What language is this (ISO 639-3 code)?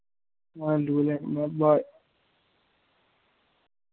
doi